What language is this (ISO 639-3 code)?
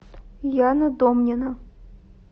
rus